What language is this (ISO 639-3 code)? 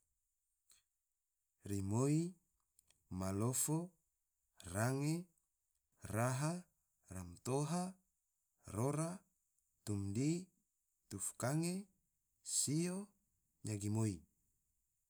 tvo